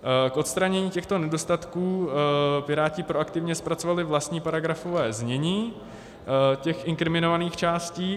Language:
Czech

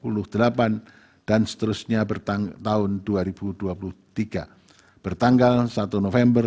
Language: Indonesian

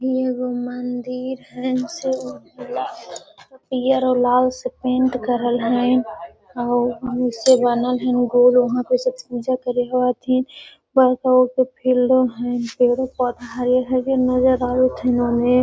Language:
Magahi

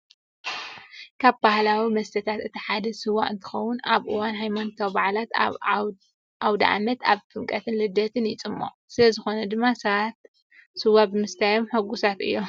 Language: Tigrinya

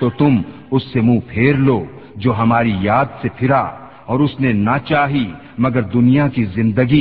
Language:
Urdu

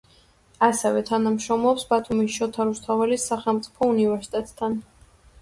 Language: Georgian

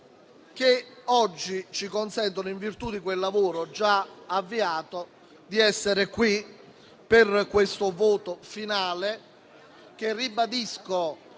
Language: Italian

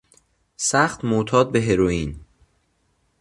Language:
Persian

